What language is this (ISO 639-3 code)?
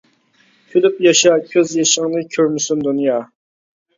uig